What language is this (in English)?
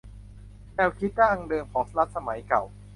Thai